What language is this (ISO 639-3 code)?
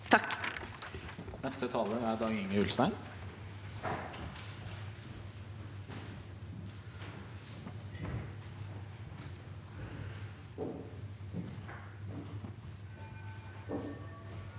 nor